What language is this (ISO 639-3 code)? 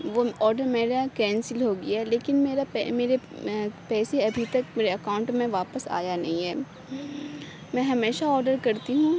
urd